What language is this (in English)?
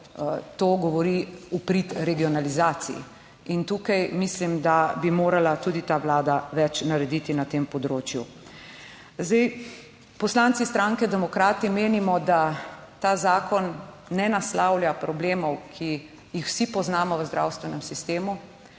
Slovenian